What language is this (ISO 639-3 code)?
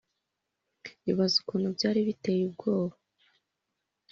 kin